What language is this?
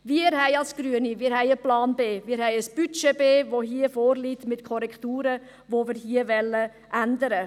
Swiss German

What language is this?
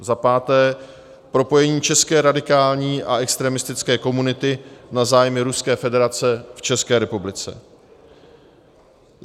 Czech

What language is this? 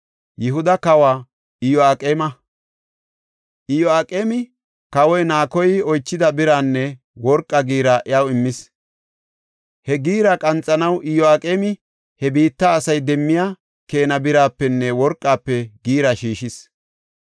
Gofa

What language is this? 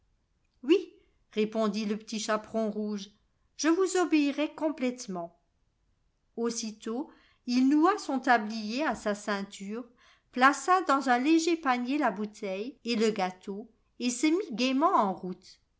French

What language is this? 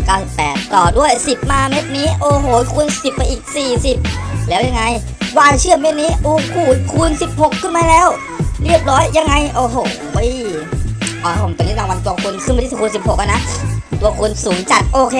Thai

